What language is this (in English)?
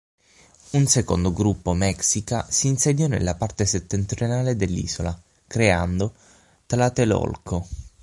Italian